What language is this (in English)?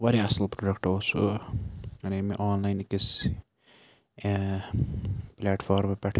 Kashmiri